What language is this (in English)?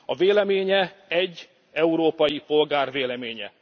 Hungarian